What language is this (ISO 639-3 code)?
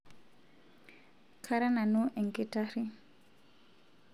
mas